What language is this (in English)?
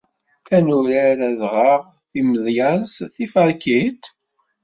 Kabyle